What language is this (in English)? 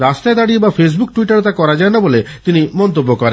Bangla